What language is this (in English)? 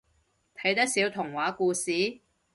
Cantonese